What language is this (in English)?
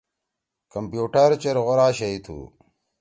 Torwali